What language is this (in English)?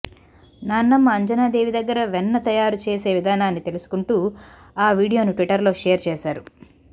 Telugu